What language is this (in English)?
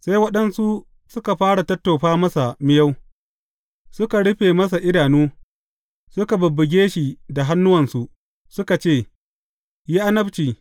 Hausa